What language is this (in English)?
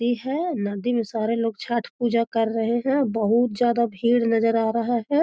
Magahi